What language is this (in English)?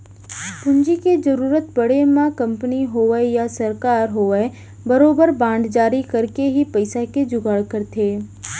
Chhattisgarhi